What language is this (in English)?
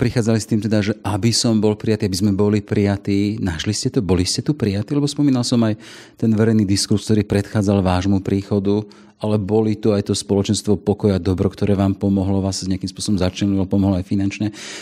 Slovak